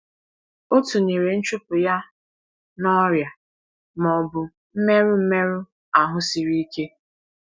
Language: Igbo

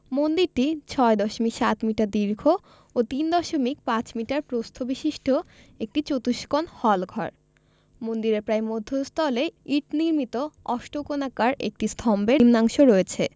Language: Bangla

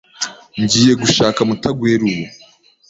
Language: Kinyarwanda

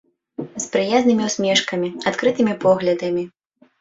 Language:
Belarusian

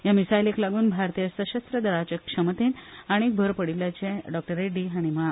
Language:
Konkani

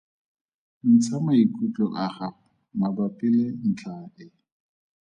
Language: Tswana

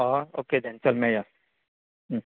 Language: Konkani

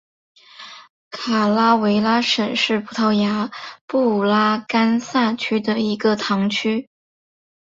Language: Chinese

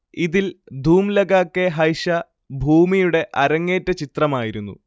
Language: Malayalam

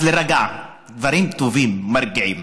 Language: Hebrew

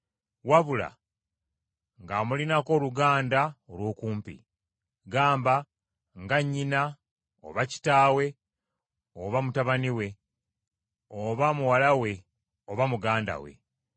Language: Ganda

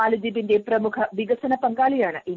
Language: Malayalam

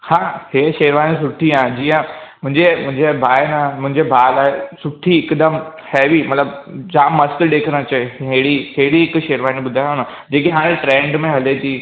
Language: Sindhi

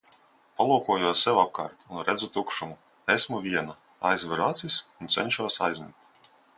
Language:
Latvian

